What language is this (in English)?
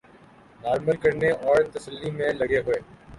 Urdu